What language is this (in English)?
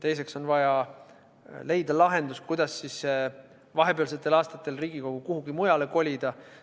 Estonian